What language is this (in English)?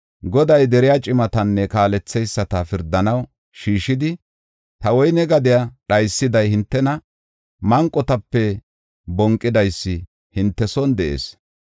Gofa